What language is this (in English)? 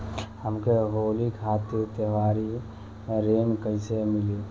Bhojpuri